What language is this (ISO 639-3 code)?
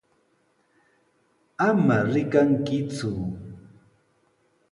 qws